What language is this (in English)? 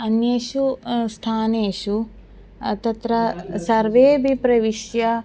Sanskrit